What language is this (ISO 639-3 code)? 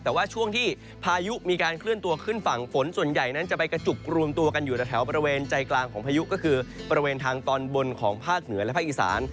tha